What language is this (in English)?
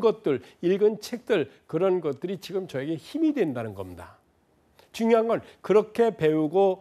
Korean